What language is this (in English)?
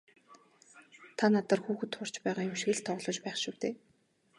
Mongolian